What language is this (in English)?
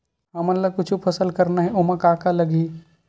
Chhattisgarhi